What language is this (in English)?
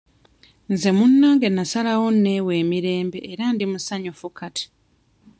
Ganda